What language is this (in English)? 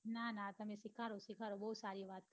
Gujarati